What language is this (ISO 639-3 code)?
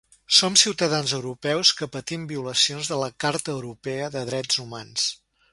cat